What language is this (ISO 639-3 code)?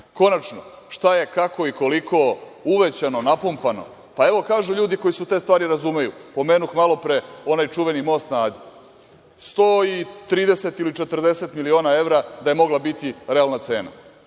srp